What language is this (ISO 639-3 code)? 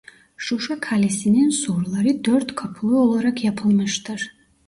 tur